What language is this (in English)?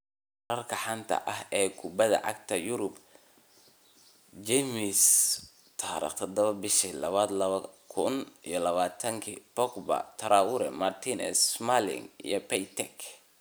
Somali